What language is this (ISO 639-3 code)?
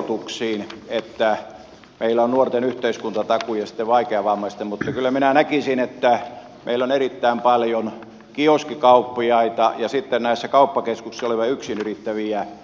fin